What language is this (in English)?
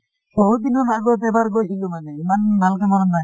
Assamese